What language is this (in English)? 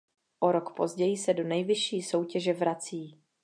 Czech